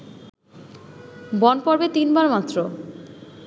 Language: Bangla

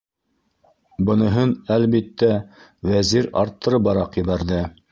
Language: Bashkir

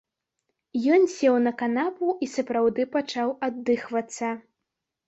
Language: Belarusian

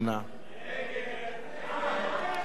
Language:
Hebrew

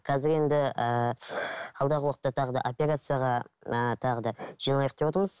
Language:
Kazakh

